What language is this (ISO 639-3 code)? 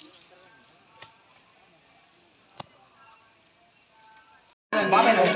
tel